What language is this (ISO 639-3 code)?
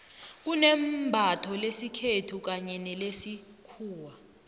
nbl